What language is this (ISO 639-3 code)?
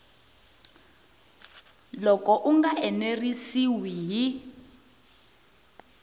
tso